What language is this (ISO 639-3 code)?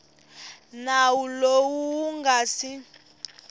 tso